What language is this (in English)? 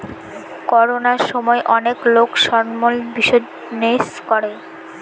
Bangla